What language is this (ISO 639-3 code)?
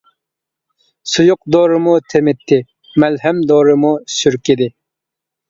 uig